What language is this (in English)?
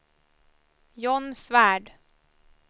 Swedish